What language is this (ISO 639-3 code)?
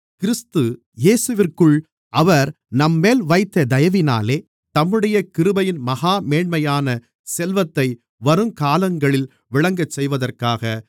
tam